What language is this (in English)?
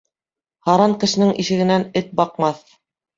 Bashkir